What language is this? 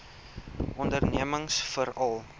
Afrikaans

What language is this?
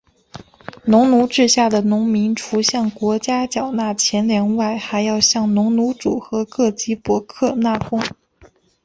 Chinese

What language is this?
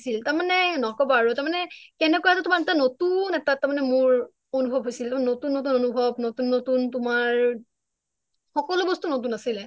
Assamese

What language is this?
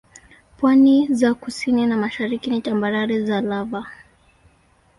Swahili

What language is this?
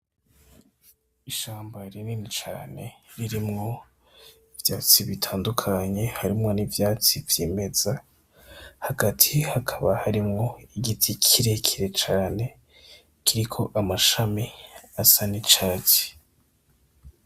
Rundi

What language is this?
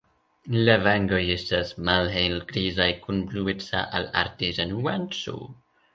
Esperanto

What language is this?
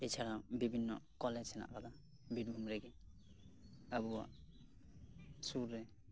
Santali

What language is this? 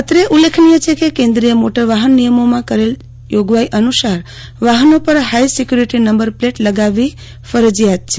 Gujarati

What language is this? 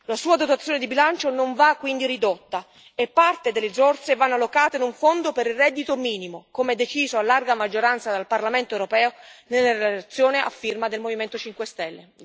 Italian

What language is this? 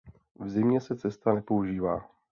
Czech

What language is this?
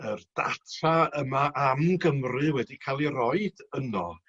Welsh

